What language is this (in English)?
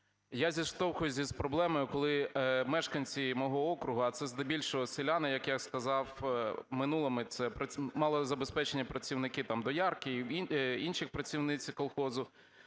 Ukrainian